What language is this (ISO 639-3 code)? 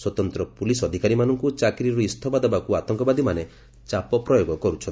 ori